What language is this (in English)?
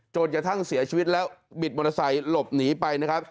Thai